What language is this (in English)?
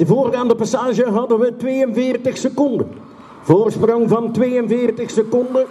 Dutch